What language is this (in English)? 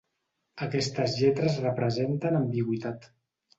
Catalan